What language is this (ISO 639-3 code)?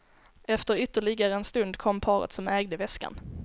swe